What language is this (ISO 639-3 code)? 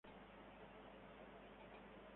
spa